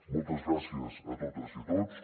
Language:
Catalan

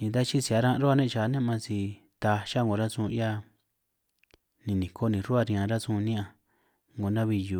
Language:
San Martín Itunyoso Triqui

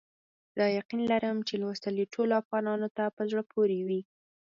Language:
Pashto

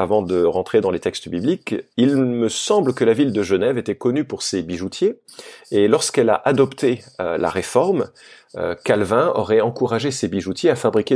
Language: French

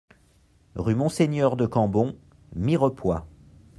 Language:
French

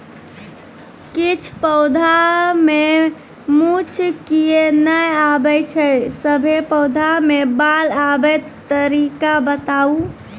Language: Maithili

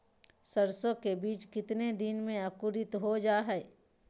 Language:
Magahi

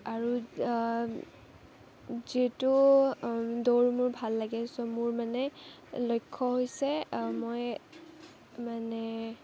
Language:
Assamese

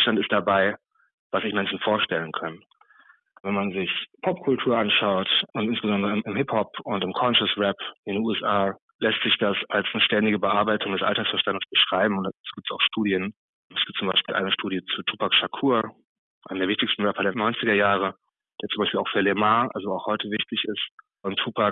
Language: German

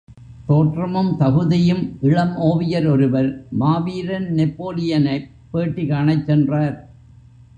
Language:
Tamil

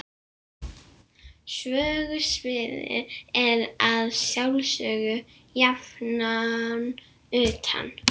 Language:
Icelandic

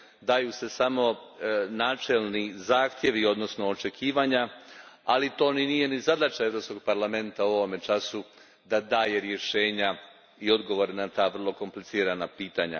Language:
Croatian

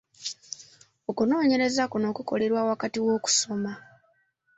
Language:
Ganda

